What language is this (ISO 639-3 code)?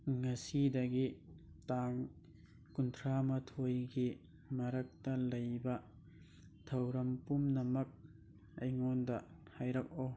mni